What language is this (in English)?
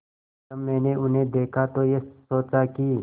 Hindi